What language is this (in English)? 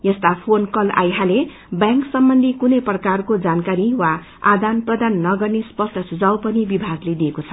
Nepali